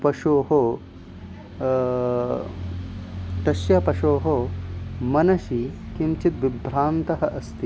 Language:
Sanskrit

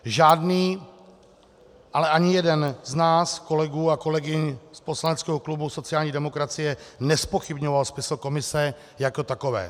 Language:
Czech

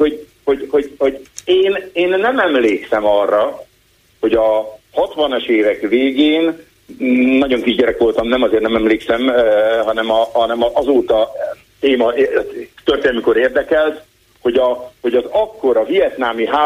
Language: Hungarian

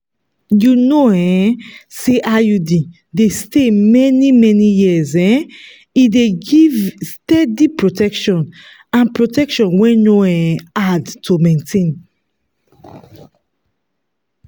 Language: Nigerian Pidgin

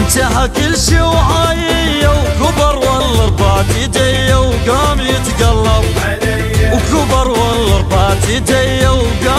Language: Arabic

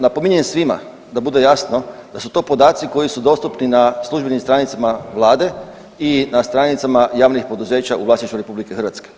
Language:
Croatian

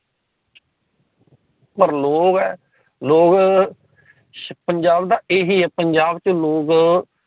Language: Punjabi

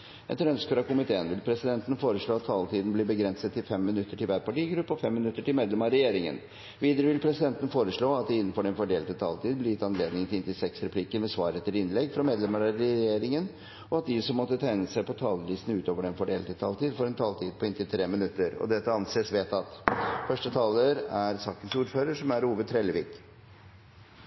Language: Norwegian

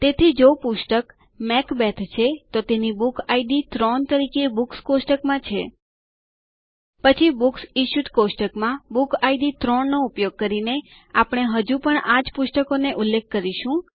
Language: Gujarati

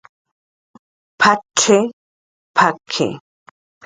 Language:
Jaqaru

